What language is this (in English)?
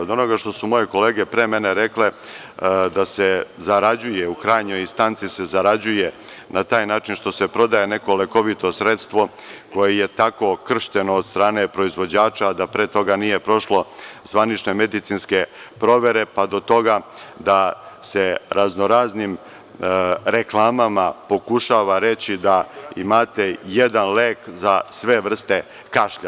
Serbian